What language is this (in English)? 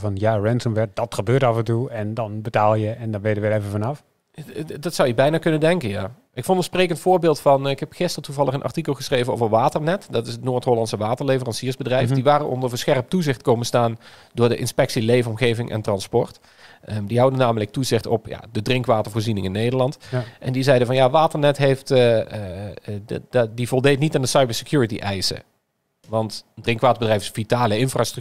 Dutch